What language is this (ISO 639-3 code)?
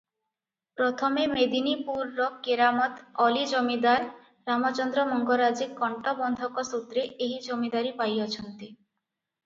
ori